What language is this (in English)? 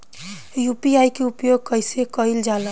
Bhojpuri